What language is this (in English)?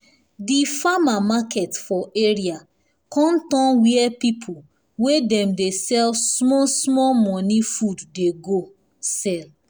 Nigerian Pidgin